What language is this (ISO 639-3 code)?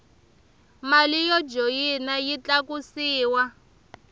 tso